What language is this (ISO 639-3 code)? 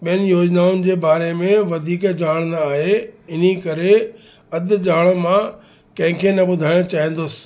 snd